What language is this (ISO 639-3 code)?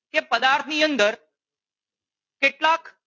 guj